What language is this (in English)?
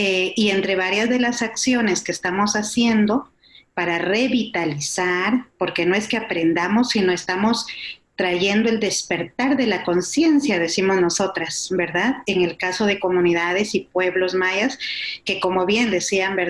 Spanish